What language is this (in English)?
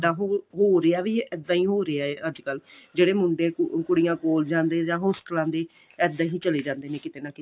Punjabi